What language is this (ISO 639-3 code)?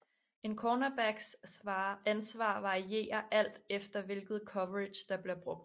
dan